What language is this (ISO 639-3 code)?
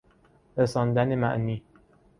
fas